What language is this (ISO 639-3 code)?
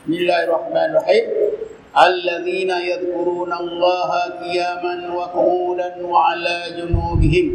msa